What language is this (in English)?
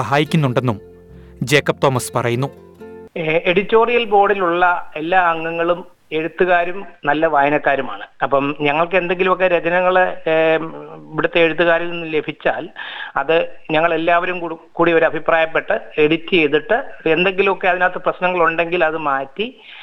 Malayalam